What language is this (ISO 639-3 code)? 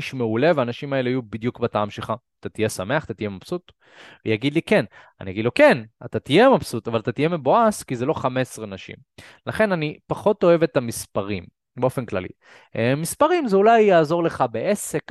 heb